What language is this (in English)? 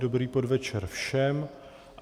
Czech